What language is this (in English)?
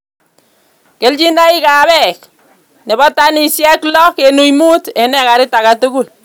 Kalenjin